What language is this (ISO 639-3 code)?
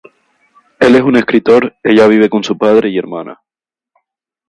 spa